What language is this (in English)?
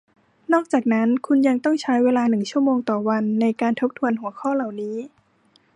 Thai